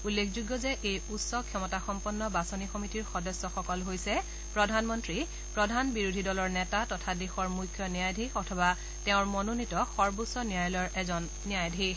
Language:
Assamese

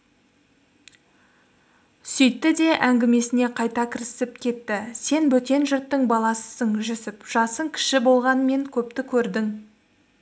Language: Kazakh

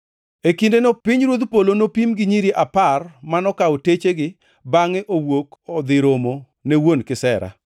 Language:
Luo (Kenya and Tanzania)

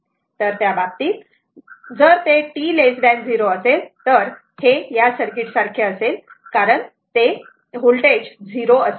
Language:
Marathi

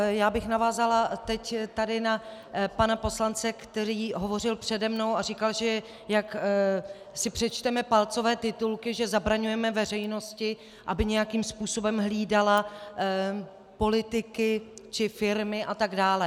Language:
Czech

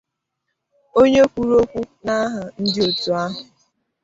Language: Igbo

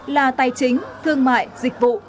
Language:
Vietnamese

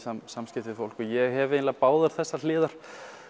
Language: Icelandic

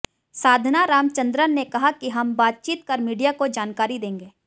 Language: Hindi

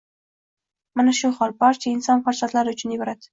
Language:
Uzbek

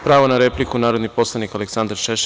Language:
Serbian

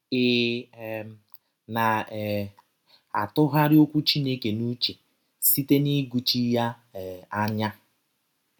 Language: Igbo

